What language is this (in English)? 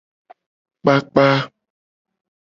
Gen